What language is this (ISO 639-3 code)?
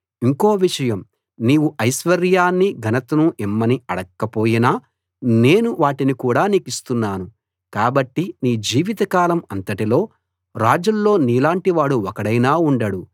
tel